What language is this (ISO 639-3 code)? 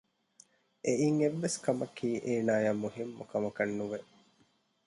div